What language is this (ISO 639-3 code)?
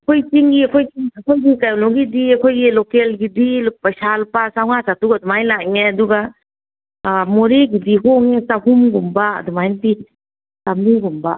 mni